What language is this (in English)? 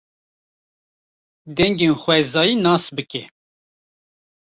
Kurdish